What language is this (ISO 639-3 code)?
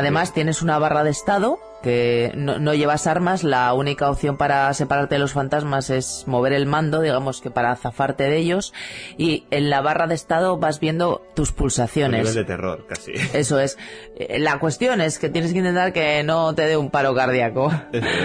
spa